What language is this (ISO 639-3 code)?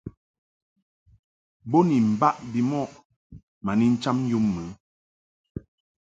mhk